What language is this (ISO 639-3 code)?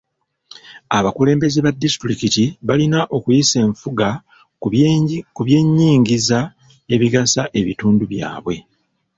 lug